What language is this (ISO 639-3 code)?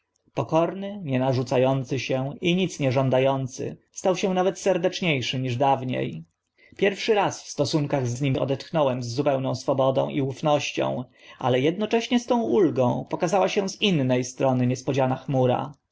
pol